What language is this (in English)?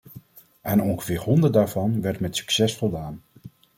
Dutch